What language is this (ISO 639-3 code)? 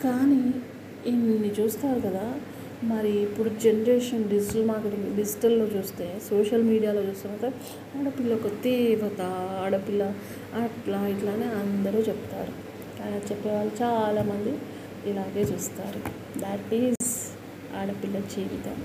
tel